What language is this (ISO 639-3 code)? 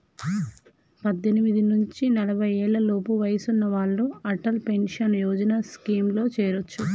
tel